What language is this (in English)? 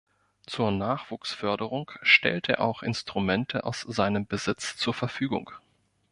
German